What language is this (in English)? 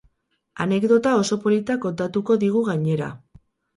Basque